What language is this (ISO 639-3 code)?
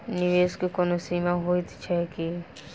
mai